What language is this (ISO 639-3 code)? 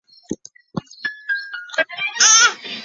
zho